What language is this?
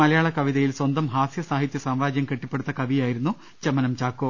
Malayalam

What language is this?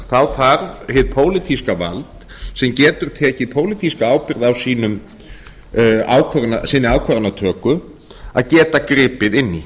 Icelandic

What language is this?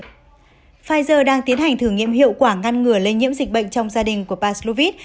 Vietnamese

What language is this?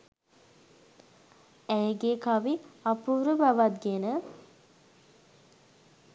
Sinhala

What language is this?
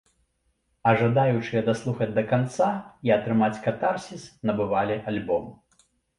Belarusian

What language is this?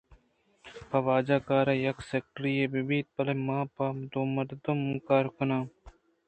Eastern Balochi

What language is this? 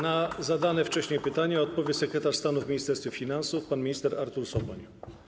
Polish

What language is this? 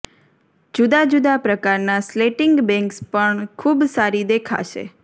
Gujarati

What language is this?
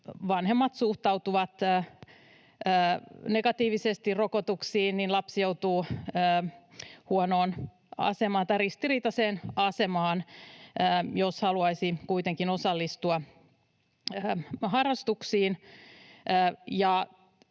Finnish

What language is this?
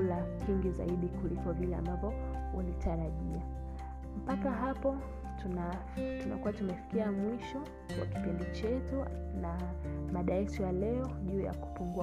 Swahili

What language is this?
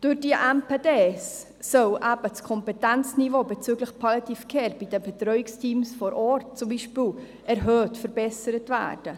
Swiss German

